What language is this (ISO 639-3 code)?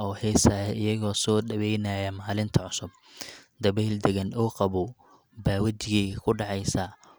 som